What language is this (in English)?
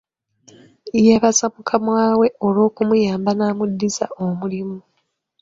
Ganda